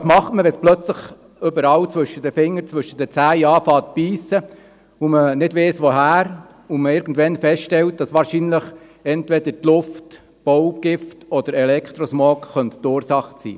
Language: Swiss German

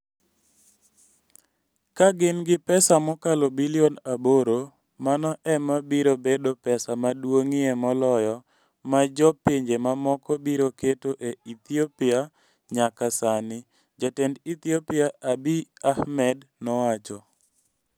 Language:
Luo (Kenya and Tanzania)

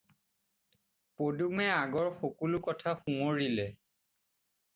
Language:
Assamese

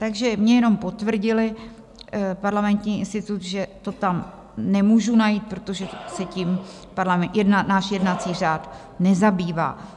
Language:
Czech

